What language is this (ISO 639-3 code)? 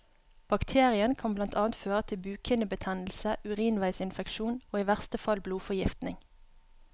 nor